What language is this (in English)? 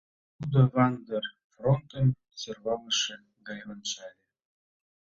Mari